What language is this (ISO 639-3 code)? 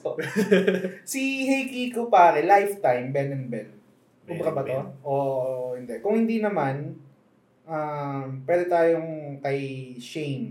fil